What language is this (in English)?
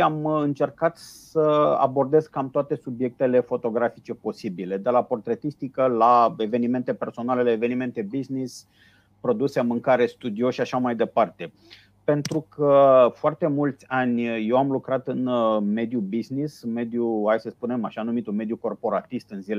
Romanian